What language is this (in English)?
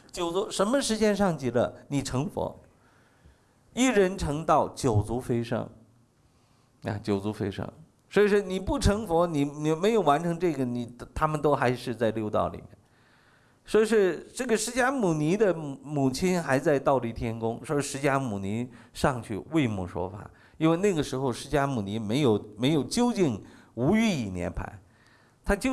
Chinese